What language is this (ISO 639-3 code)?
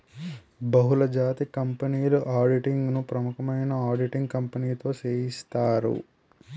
tel